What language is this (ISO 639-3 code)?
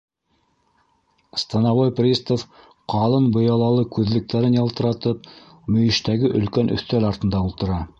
bak